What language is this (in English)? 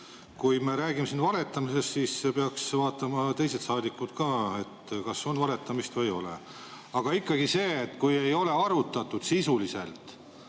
Estonian